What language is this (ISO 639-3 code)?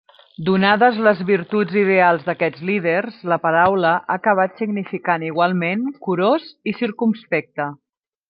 cat